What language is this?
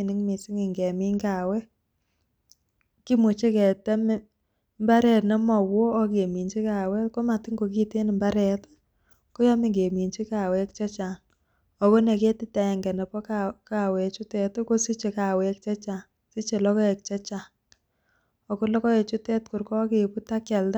Kalenjin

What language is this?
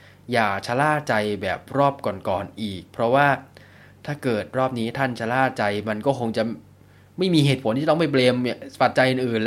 Thai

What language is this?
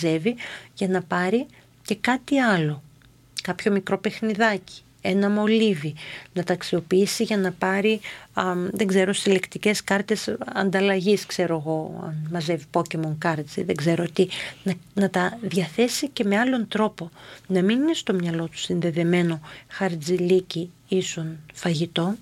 Greek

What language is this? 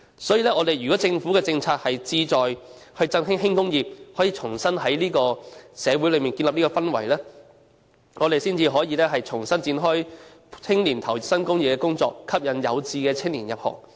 Cantonese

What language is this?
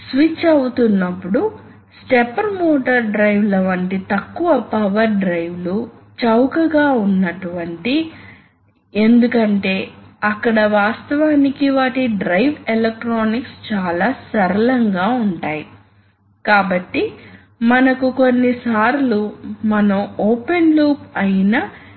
Telugu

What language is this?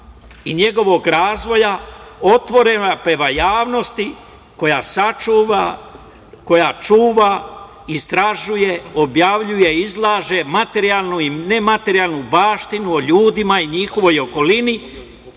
Serbian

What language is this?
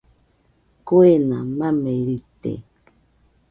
Nüpode Huitoto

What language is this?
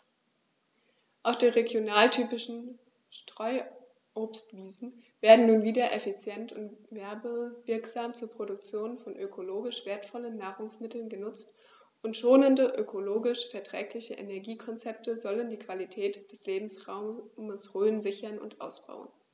German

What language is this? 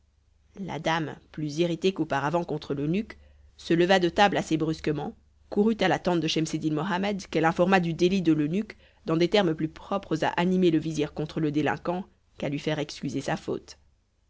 French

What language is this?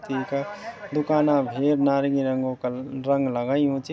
Garhwali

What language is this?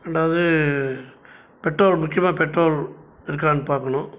Tamil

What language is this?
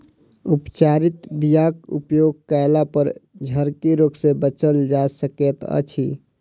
Maithili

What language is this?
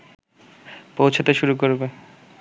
Bangla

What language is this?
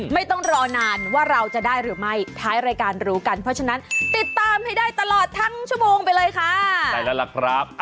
Thai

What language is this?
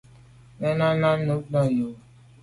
Medumba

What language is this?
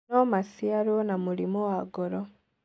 Kikuyu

